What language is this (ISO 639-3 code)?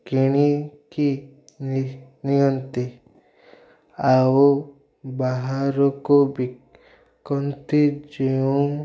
ori